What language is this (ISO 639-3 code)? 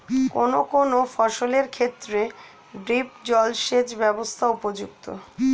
ben